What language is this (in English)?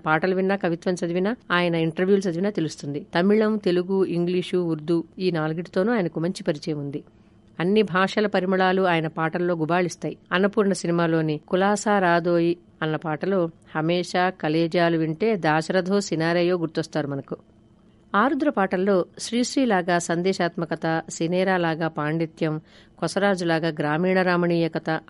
Telugu